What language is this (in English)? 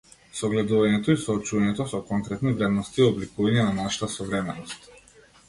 Macedonian